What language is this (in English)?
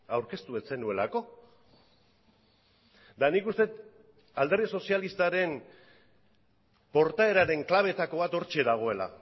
Basque